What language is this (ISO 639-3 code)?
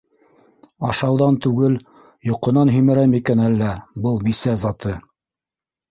bak